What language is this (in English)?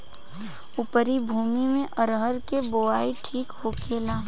Bhojpuri